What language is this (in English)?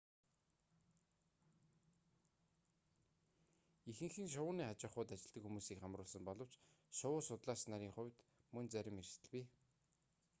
Mongolian